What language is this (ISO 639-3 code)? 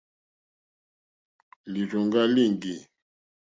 bri